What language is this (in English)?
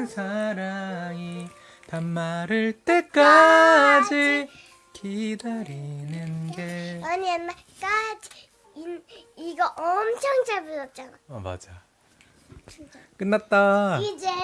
Korean